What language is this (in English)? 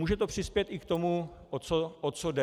Czech